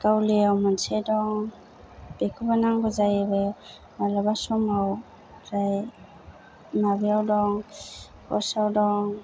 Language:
Bodo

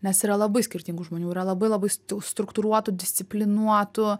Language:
Lithuanian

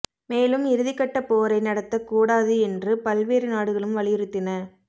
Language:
Tamil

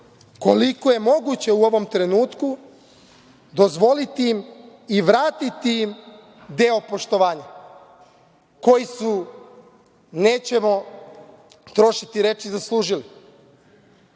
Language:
Serbian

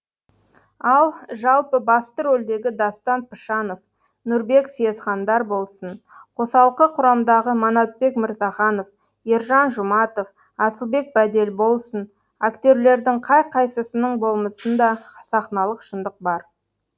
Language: Kazakh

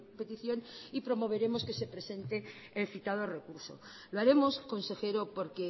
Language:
Spanish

